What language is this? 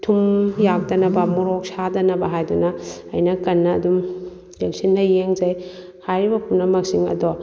Manipuri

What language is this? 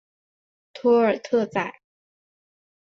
Chinese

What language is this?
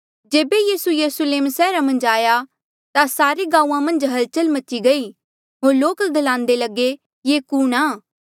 Mandeali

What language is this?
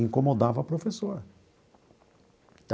Portuguese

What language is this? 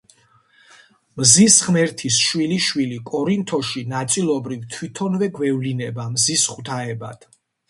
Georgian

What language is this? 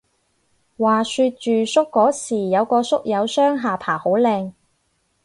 Cantonese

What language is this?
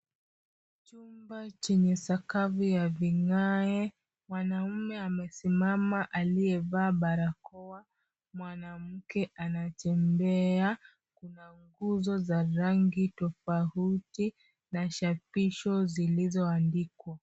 Swahili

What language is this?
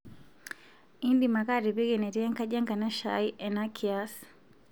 Masai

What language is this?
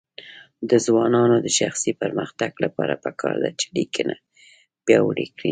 Pashto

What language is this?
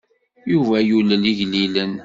Kabyle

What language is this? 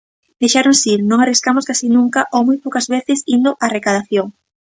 Galician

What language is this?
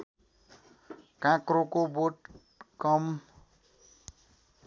Nepali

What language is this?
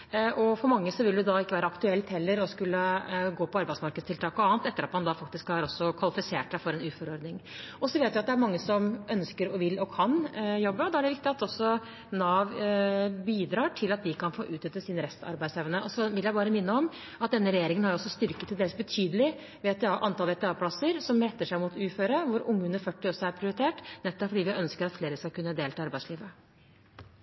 Norwegian Bokmål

